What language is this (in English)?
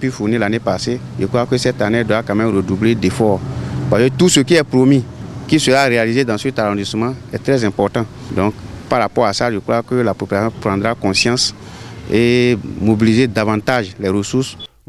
French